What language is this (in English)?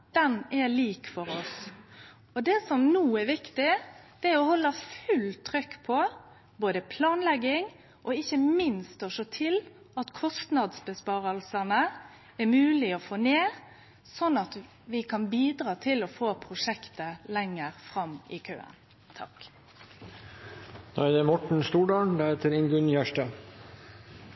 Norwegian